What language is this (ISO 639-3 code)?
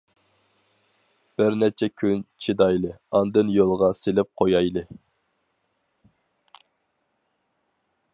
uig